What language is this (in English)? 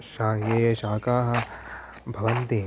Sanskrit